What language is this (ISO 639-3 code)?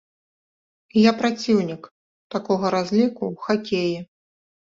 bel